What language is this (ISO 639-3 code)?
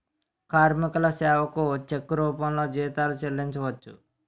tel